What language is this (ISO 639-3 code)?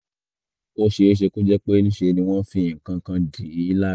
yor